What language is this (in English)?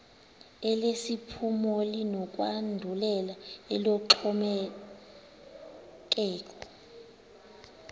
Xhosa